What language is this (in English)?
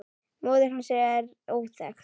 Icelandic